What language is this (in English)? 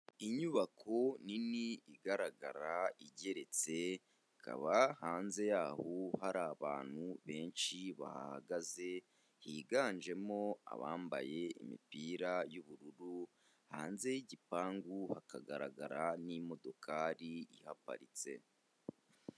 Kinyarwanda